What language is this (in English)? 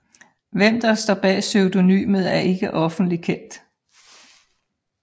Danish